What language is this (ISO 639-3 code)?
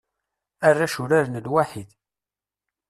kab